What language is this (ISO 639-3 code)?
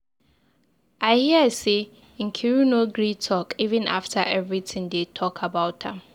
pcm